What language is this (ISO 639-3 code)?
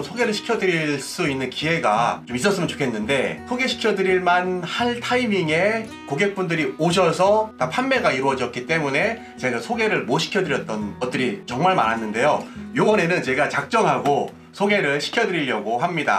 kor